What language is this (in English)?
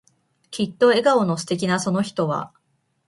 Japanese